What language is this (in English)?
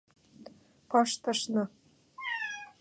Mari